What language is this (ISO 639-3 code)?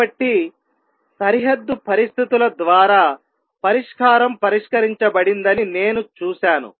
tel